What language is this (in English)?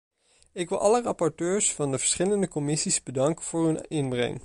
Dutch